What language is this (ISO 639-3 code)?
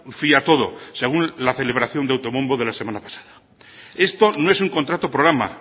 spa